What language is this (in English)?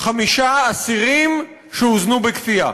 Hebrew